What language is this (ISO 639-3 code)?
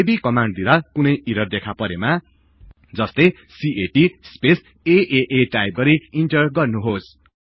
nep